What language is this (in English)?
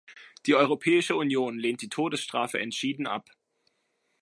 German